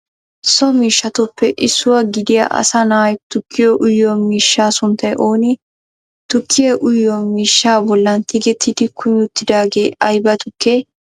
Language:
Wolaytta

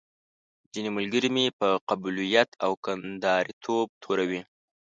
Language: Pashto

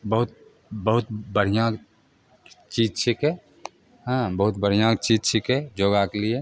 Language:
Maithili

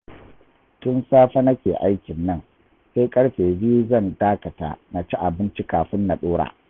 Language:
Hausa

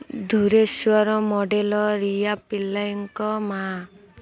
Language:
Odia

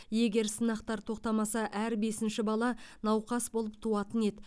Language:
Kazakh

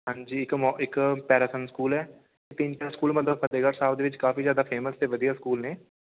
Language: Punjabi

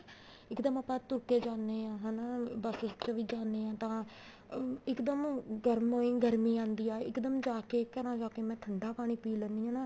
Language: Punjabi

